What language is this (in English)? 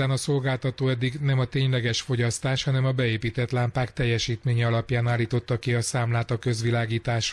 Hungarian